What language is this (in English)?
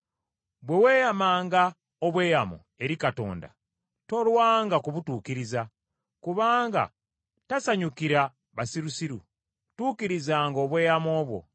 Ganda